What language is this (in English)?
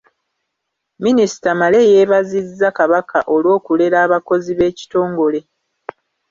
Ganda